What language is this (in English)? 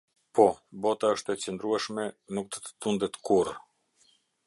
Albanian